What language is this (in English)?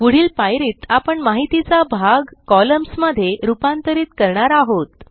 Marathi